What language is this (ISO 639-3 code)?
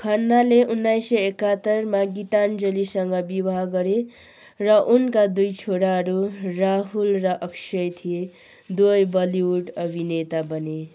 nep